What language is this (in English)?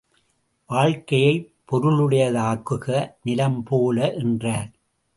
Tamil